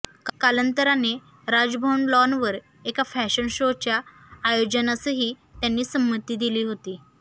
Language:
Marathi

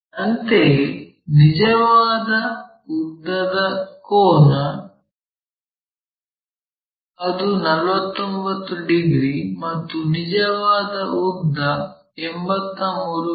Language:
Kannada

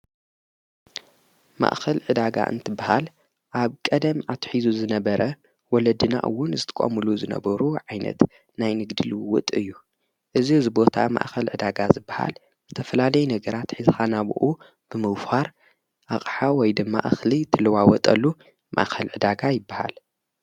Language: Tigrinya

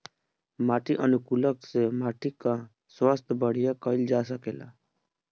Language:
Bhojpuri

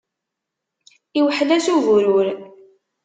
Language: Kabyle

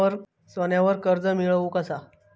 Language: Marathi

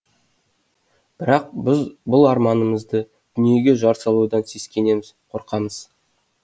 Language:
Kazakh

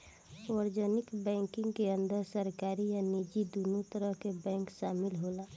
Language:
Bhojpuri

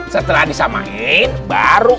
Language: Indonesian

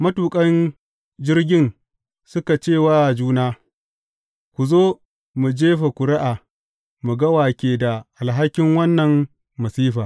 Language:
Hausa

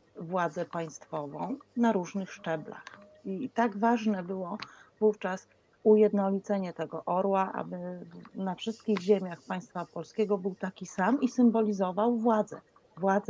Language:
Polish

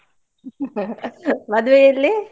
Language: Kannada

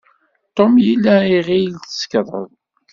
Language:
Kabyle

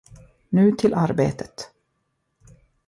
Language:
Swedish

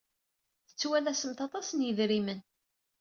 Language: Kabyle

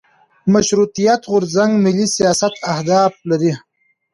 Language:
Pashto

